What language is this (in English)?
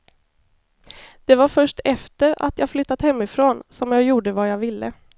Swedish